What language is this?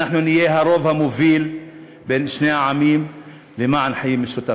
Hebrew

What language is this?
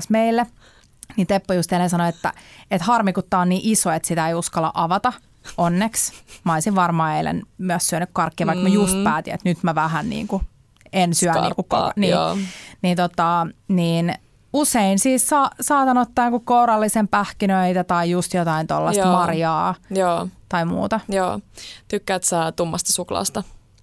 Finnish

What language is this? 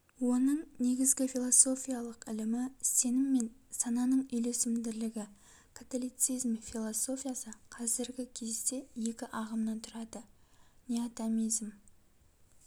Kazakh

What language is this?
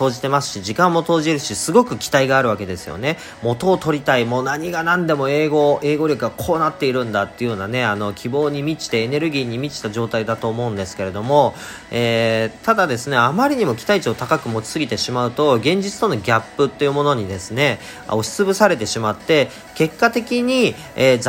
Japanese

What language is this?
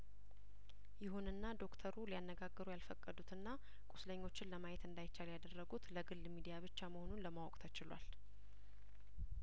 Amharic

